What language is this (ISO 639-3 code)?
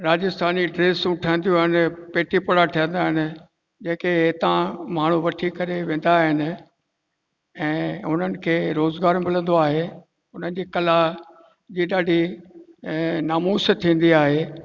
snd